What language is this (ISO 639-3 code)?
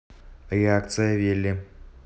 rus